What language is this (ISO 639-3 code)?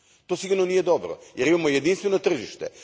hrv